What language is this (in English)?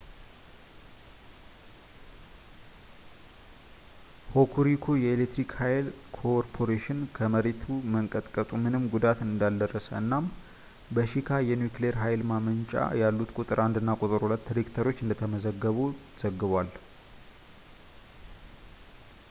Amharic